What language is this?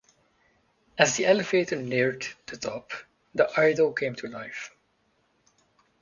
English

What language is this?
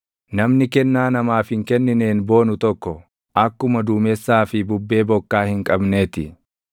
Oromo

